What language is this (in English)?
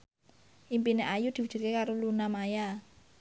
Javanese